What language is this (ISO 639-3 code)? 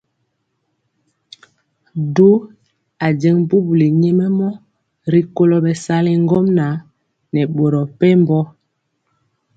mcx